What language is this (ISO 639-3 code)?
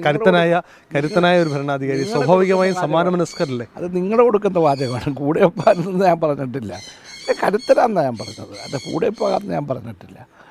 tur